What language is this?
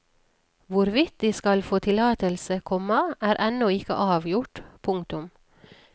Norwegian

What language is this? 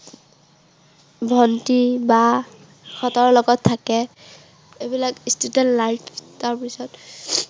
Assamese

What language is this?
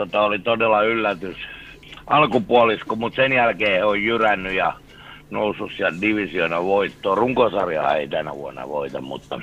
Finnish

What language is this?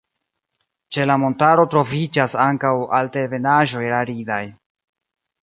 Esperanto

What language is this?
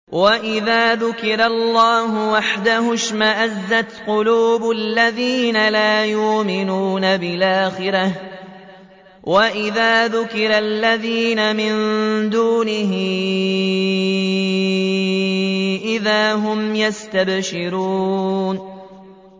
Arabic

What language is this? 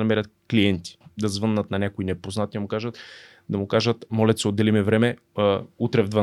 Bulgarian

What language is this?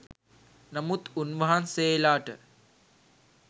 Sinhala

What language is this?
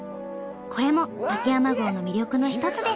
Japanese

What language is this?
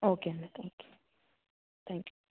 Telugu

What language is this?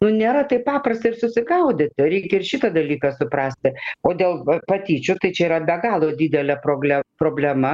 Lithuanian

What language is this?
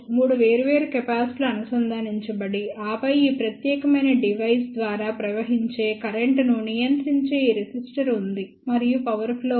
Telugu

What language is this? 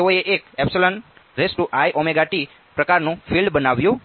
Gujarati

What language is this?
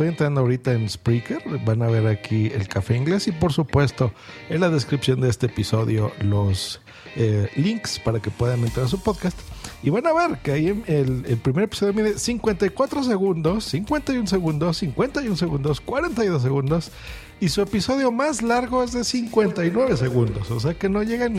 Spanish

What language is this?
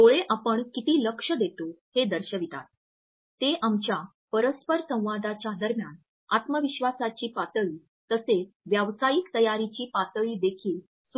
Marathi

